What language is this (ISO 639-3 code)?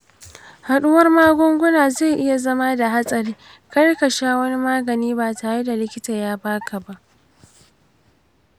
hau